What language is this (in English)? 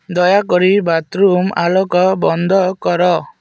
Odia